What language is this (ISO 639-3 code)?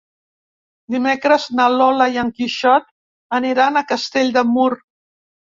cat